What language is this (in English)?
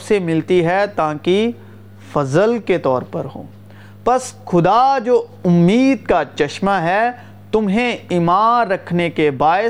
Urdu